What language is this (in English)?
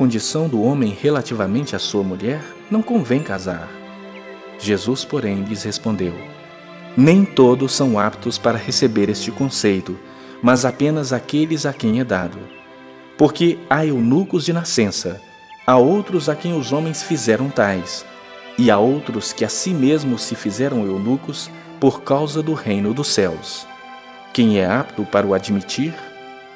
Portuguese